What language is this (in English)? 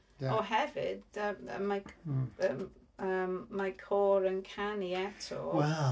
Welsh